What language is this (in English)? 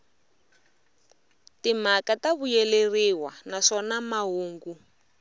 Tsonga